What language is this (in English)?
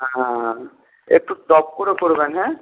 Bangla